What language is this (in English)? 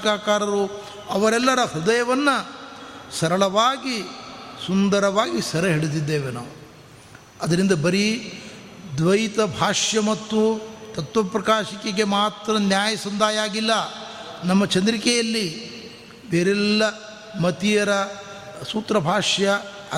Kannada